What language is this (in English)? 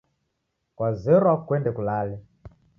Taita